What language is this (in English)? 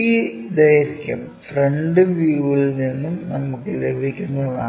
Malayalam